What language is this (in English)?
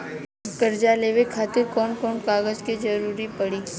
Bhojpuri